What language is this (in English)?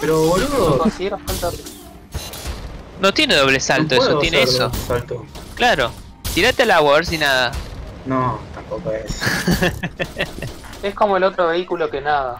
Spanish